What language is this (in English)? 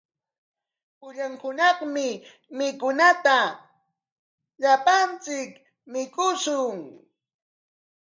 Corongo Ancash Quechua